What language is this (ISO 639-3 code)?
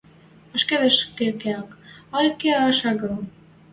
mrj